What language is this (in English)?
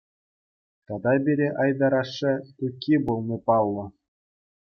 Chuvash